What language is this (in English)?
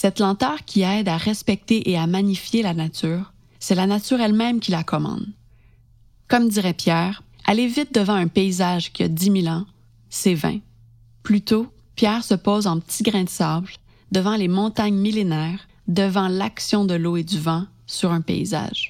French